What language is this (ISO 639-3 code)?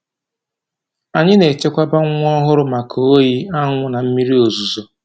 ibo